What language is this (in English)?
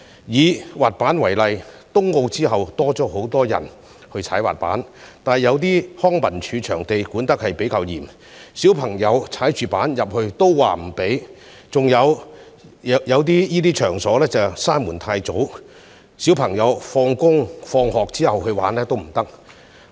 Cantonese